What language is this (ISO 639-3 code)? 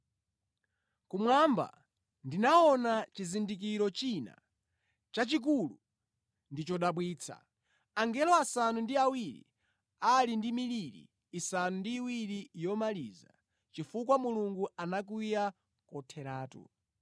nya